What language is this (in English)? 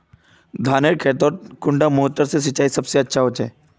Magahi